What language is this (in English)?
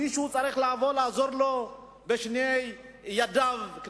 Hebrew